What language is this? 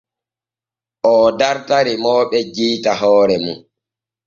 Borgu Fulfulde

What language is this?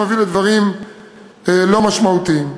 Hebrew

